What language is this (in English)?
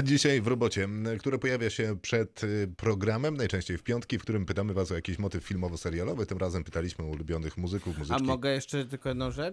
Polish